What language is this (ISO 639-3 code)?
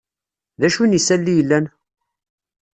kab